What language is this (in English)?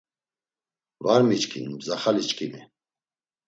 Laz